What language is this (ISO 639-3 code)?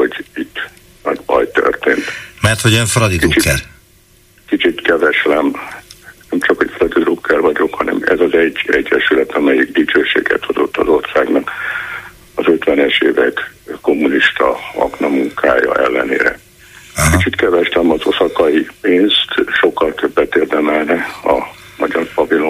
hun